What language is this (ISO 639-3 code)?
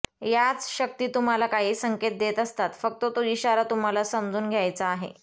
mar